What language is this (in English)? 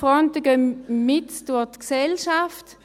Swiss German